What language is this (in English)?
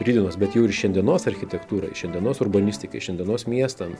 Lithuanian